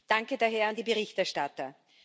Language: German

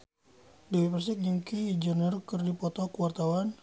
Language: Sundanese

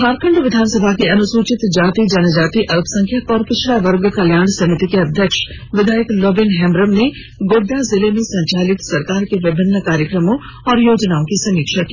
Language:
Hindi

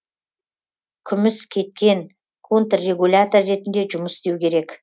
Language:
Kazakh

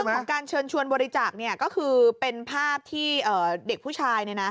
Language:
Thai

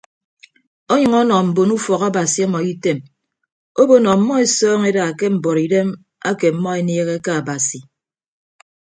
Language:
Ibibio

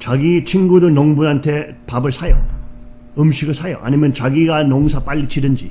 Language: Korean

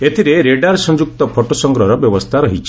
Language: Odia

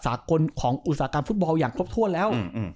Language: Thai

